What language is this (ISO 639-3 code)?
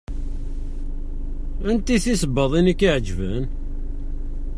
kab